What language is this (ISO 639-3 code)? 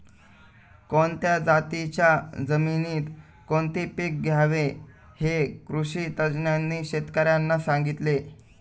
mar